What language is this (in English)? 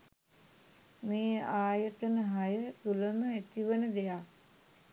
Sinhala